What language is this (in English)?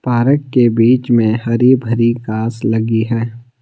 Hindi